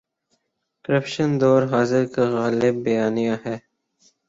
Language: Urdu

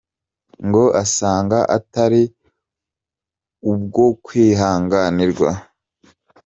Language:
Kinyarwanda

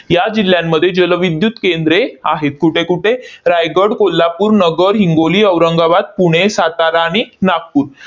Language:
Marathi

